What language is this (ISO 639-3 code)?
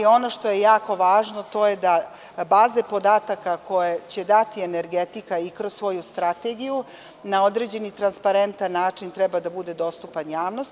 srp